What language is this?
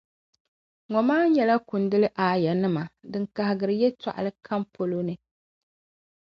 Dagbani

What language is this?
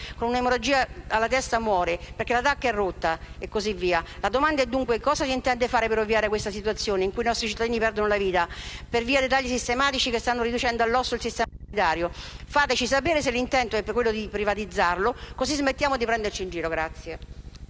Italian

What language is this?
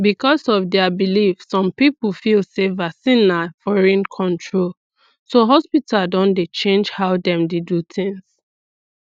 Nigerian Pidgin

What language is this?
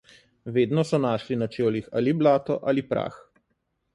Slovenian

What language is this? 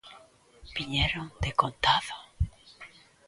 Galician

